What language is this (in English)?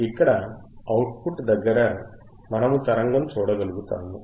Telugu